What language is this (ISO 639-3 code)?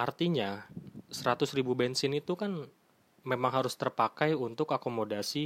ind